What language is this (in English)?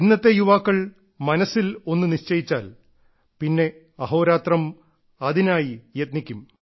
Malayalam